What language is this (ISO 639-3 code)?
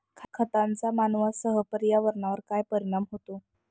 mar